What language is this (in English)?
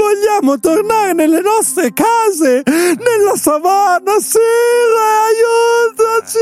Italian